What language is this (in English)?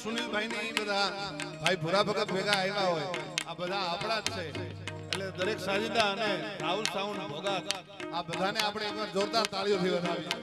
Gujarati